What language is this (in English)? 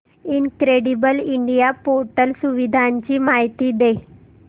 Marathi